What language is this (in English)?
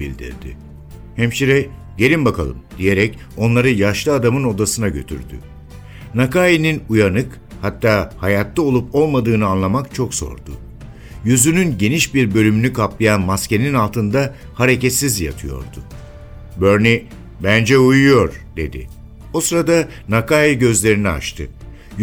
Turkish